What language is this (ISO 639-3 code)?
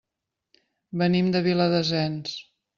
cat